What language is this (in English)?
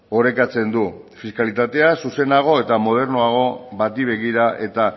Basque